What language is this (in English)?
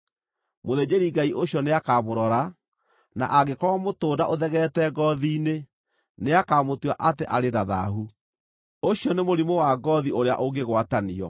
Kikuyu